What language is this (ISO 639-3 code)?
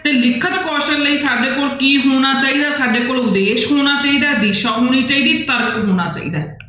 pan